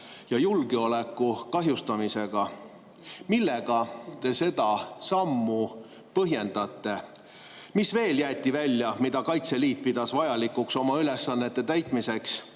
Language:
Estonian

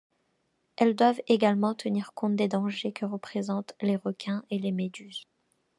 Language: French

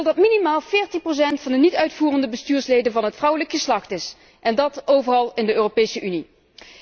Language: Dutch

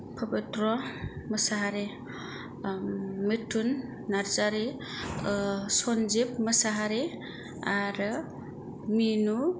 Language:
Bodo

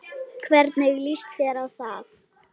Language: Icelandic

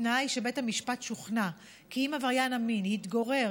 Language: Hebrew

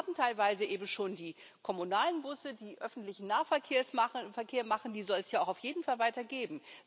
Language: German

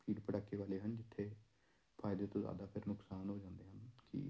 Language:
Punjabi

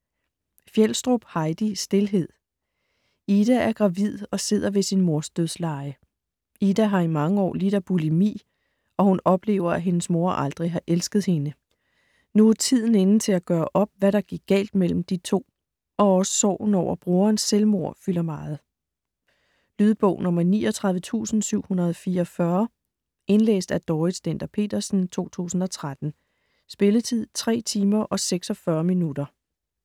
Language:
Danish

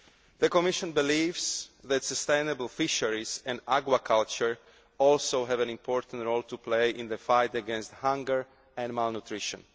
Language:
English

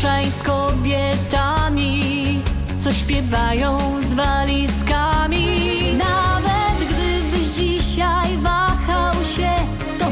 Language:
Polish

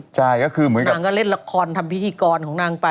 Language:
Thai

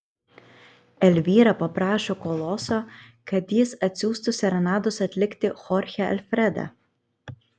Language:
Lithuanian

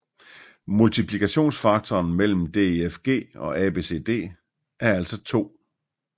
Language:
Danish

